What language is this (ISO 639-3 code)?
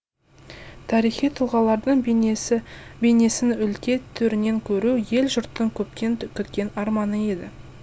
kaz